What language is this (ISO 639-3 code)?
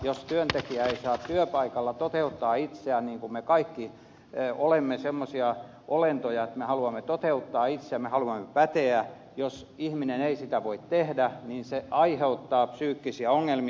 fin